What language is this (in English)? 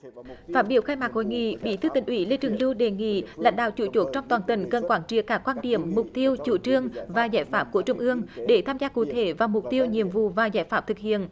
Vietnamese